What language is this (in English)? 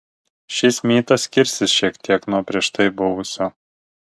Lithuanian